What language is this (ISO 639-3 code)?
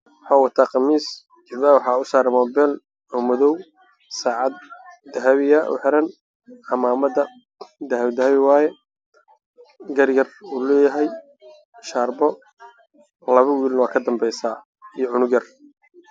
som